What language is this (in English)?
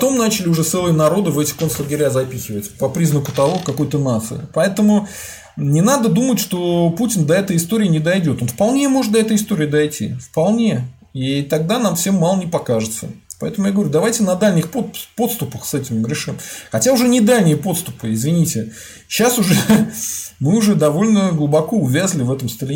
Russian